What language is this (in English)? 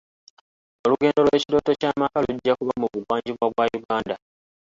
Ganda